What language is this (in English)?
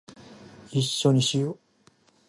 Japanese